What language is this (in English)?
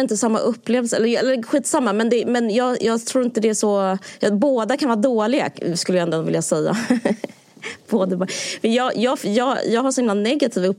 Swedish